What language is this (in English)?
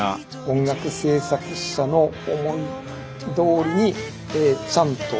Japanese